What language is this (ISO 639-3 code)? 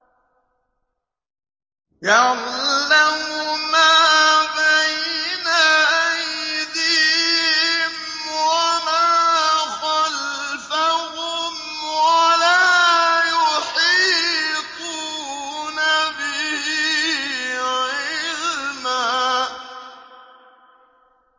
ara